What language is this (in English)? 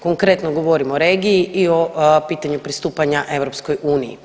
Croatian